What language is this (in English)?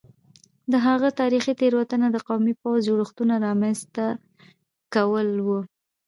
Pashto